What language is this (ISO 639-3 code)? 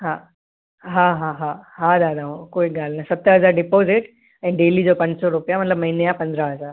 snd